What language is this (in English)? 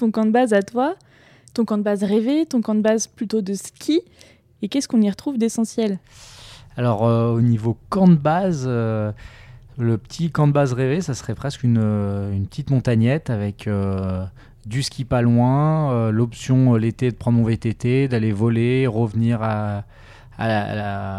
French